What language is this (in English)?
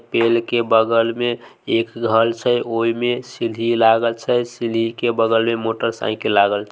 Maithili